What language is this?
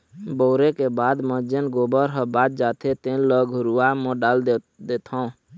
Chhattisgarhi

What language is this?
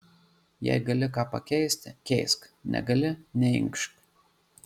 Lithuanian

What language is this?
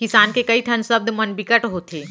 Chhattisgarhi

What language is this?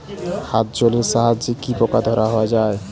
Bangla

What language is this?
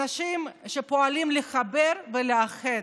Hebrew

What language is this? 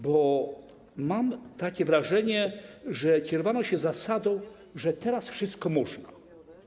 Polish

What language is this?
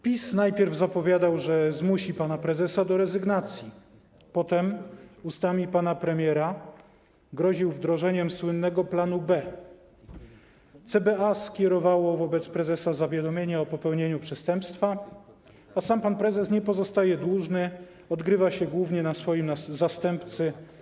Polish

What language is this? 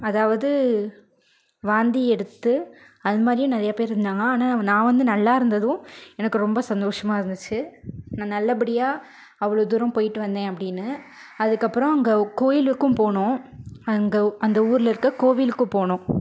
Tamil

